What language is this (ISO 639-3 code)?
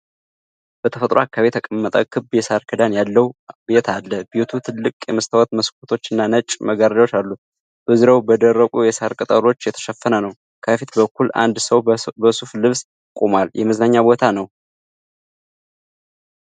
amh